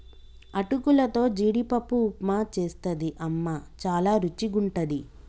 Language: Telugu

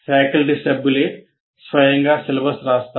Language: Telugu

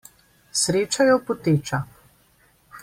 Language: Slovenian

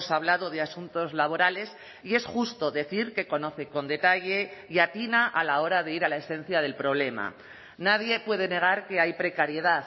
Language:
Spanish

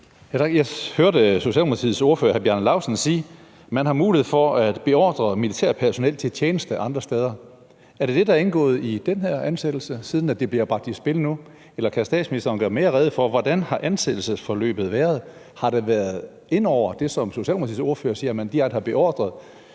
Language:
Danish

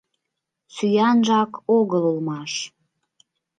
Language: Mari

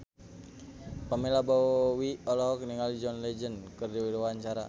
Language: Sundanese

